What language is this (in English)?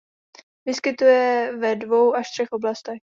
Czech